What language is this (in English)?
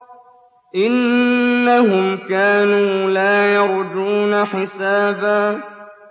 Arabic